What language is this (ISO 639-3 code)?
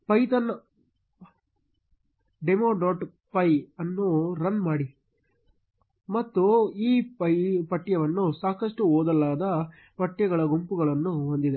kan